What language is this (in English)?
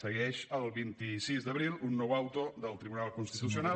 Catalan